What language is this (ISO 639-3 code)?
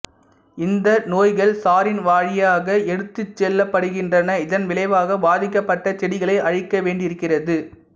tam